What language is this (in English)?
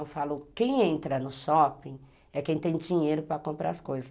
Portuguese